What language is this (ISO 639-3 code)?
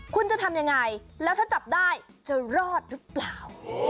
tha